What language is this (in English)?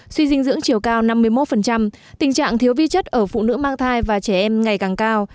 Vietnamese